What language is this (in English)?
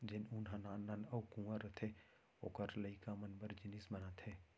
Chhattisgarhi